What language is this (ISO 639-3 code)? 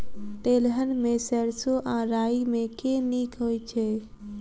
mai